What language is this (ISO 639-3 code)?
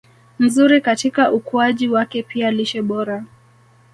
swa